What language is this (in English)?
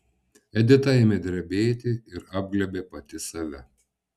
Lithuanian